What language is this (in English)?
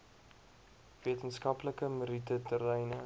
Afrikaans